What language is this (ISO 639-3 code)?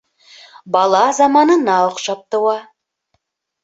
bak